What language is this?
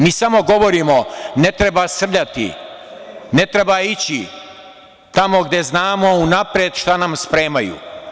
Serbian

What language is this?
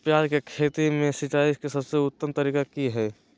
Magahi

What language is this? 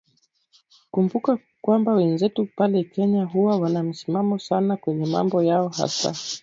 Swahili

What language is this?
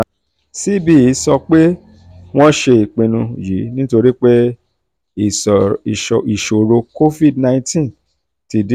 Yoruba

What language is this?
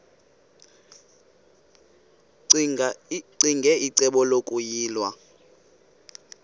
Xhosa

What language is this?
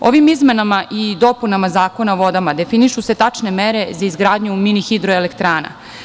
Serbian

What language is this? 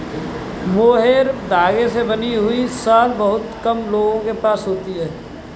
Hindi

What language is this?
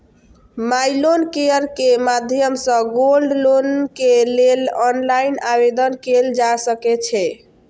Maithili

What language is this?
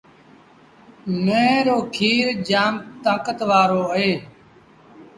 Sindhi Bhil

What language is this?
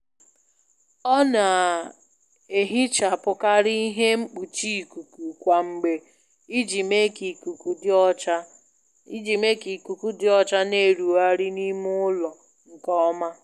Igbo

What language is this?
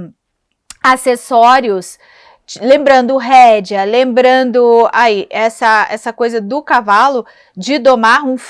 Portuguese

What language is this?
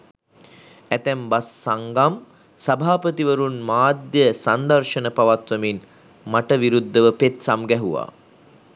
Sinhala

